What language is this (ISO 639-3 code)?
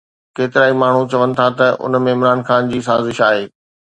snd